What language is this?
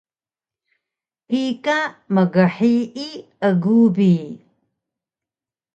Taroko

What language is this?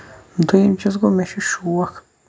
Kashmiri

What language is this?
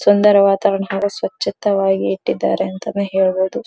Kannada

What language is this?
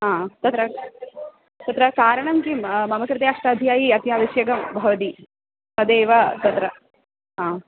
Sanskrit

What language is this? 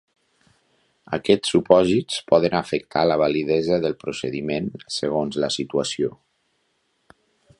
Catalan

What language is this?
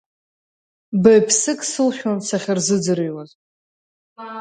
Abkhazian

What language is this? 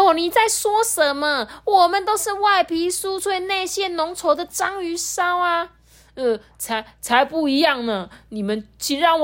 Chinese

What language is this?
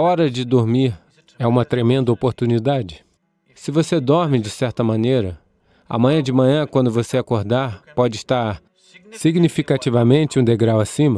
Portuguese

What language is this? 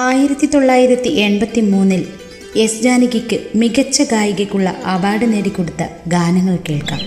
Malayalam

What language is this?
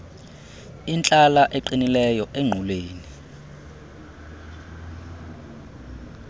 Xhosa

